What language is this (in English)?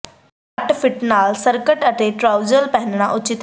Punjabi